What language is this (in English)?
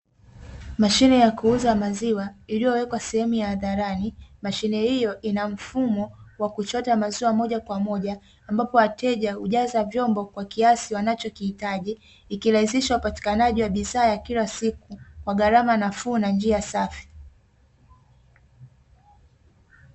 Swahili